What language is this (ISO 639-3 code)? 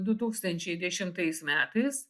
lit